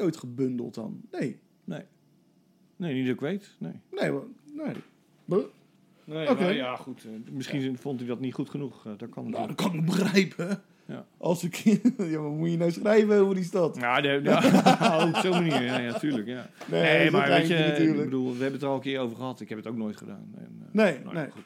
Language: Dutch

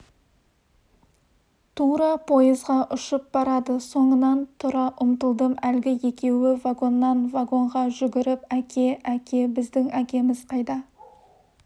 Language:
Kazakh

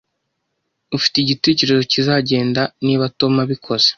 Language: Kinyarwanda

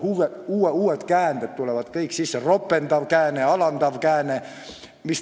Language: Estonian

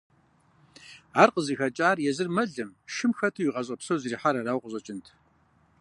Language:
Kabardian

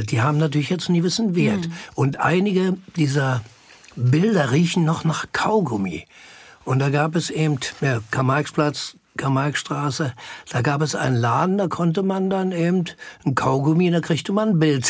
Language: German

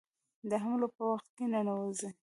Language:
Pashto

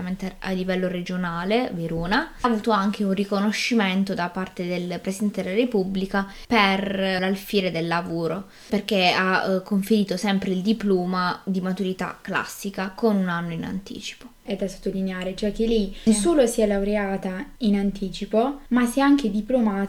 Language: Italian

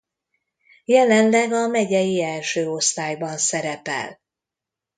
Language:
Hungarian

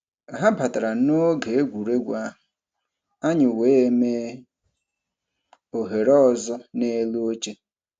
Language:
Igbo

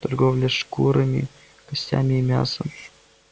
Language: Russian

